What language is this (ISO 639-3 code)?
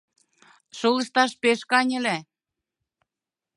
chm